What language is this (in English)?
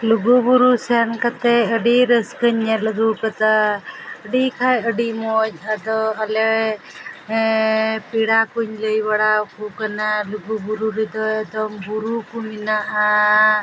Santali